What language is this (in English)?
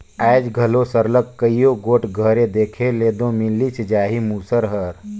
Chhattisgarhi